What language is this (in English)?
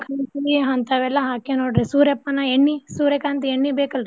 Kannada